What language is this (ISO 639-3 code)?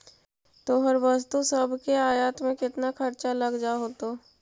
mag